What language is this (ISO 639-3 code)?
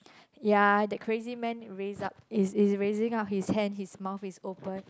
eng